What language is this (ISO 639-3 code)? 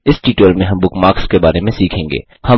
hin